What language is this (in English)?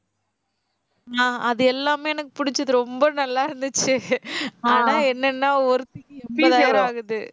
Tamil